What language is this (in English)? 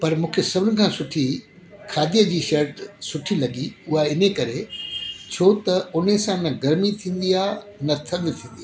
Sindhi